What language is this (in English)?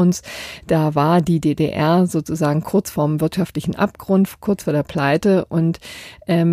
German